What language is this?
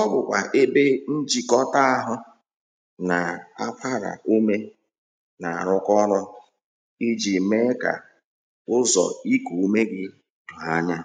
Igbo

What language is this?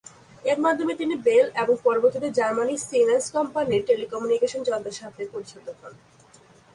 Bangla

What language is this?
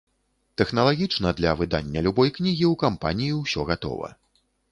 Belarusian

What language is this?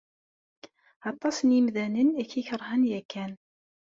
Kabyle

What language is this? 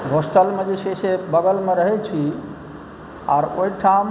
Maithili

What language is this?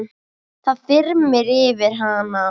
Icelandic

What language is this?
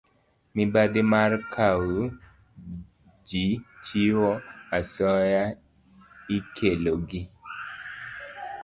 Luo (Kenya and Tanzania)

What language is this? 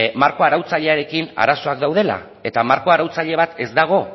Basque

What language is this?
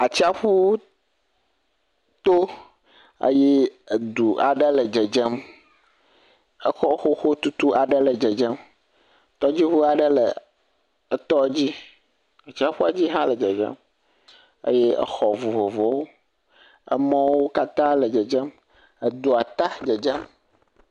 Ewe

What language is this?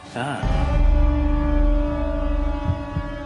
Welsh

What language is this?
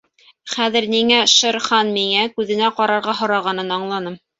Bashkir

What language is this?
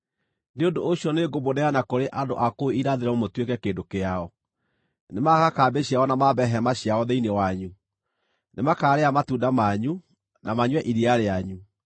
Kikuyu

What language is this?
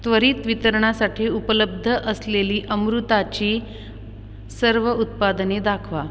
Marathi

